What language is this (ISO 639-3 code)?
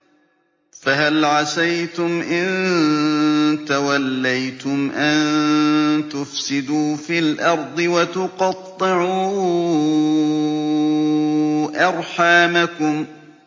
ara